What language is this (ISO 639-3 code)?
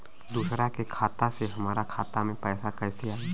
bho